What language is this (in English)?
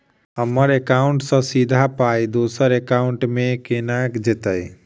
Maithili